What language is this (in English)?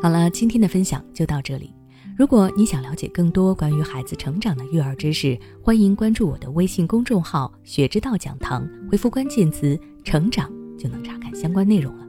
Chinese